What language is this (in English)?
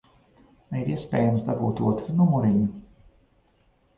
Latvian